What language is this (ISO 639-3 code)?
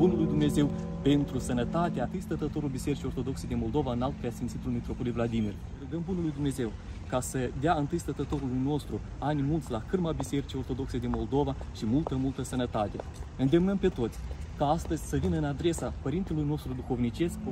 ron